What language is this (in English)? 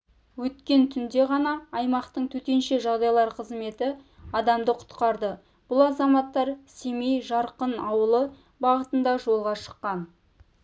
Kazakh